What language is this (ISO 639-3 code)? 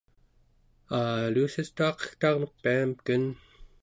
esu